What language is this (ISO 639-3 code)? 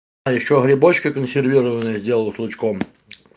rus